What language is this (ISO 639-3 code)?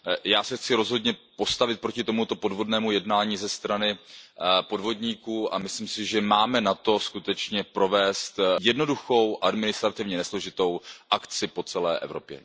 ces